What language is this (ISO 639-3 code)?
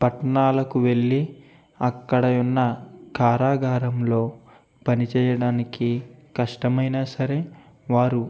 tel